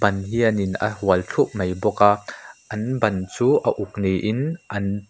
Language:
Mizo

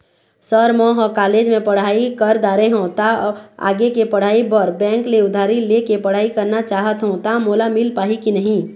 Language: Chhattisgarhi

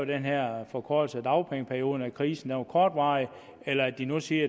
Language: Danish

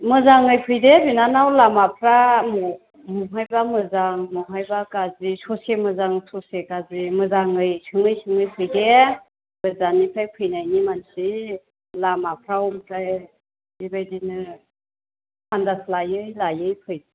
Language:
Bodo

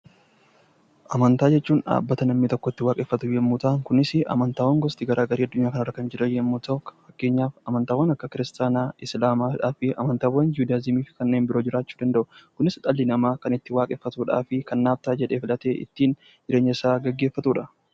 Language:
Oromo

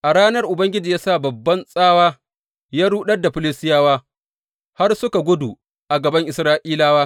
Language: Hausa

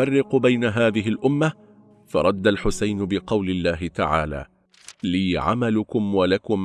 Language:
Arabic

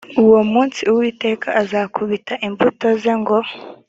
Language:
Kinyarwanda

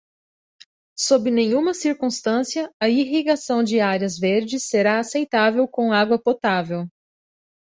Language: Portuguese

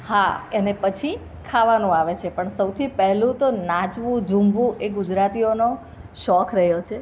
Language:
Gujarati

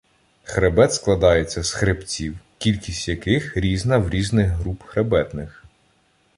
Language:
Ukrainian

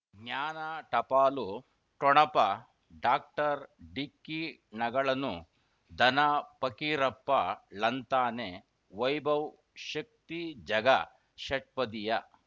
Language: Kannada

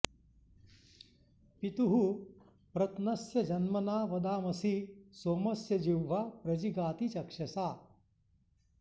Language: Sanskrit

